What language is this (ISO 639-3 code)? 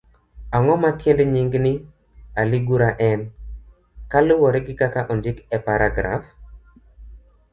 luo